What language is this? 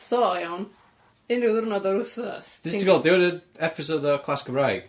Welsh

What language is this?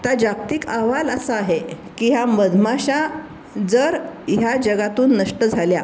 Marathi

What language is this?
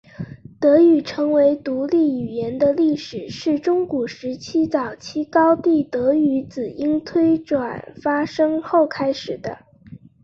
Chinese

